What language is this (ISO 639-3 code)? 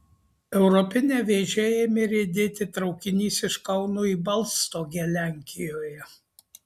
lit